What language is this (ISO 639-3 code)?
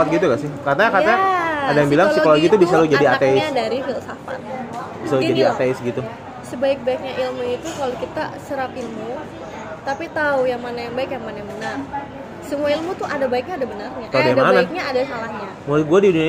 ind